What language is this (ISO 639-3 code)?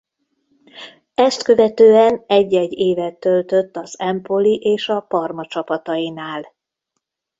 hun